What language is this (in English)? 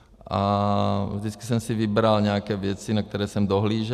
Czech